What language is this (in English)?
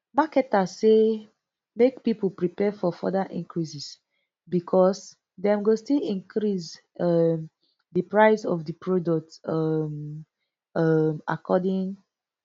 Nigerian Pidgin